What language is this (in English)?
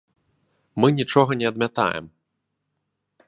Belarusian